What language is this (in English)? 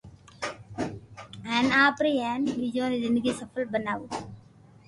Loarki